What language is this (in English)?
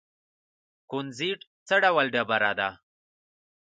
Pashto